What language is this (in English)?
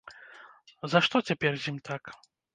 Belarusian